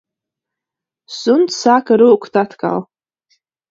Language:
Latvian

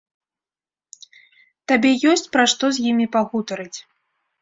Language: Belarusian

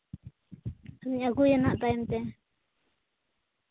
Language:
Santali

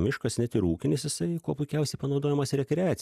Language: Lithuanian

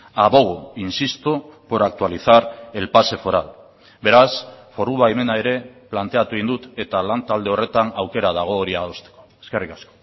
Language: Basque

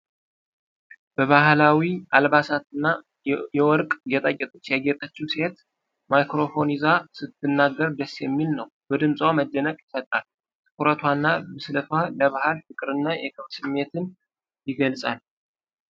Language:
Amharic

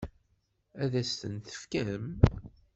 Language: Kabyle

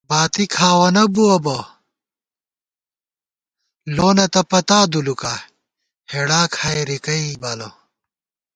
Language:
Gawar-Bati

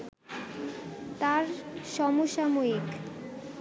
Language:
Bangla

